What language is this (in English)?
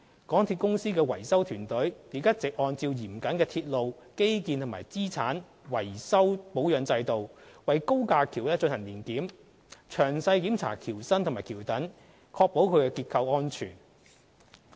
Cantonese